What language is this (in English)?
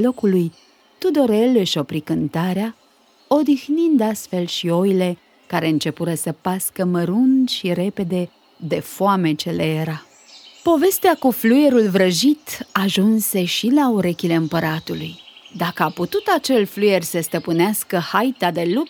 Romanian